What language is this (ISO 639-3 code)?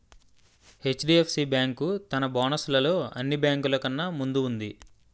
tel